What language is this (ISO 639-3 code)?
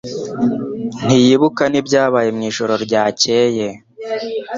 kin